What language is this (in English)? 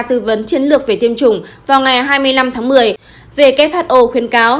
Vietnamese